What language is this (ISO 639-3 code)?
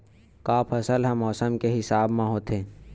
hne